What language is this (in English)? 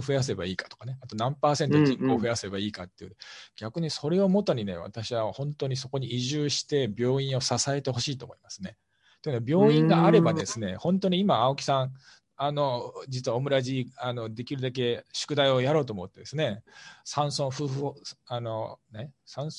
Japanese